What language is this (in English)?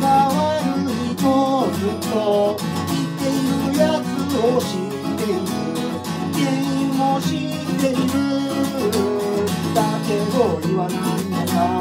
Japanese